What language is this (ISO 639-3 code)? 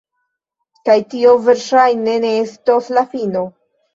epo